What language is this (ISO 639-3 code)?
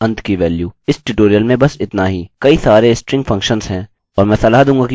hin